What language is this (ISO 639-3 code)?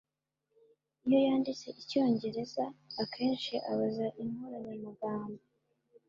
kin